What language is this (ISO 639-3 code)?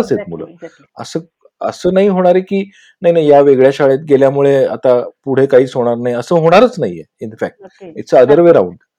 mar